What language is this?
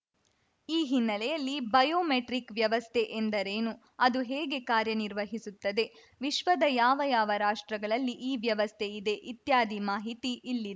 Kannada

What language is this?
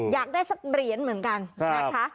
Thai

